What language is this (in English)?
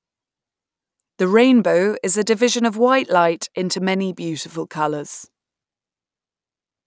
English